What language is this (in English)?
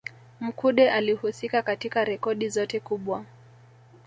Swahili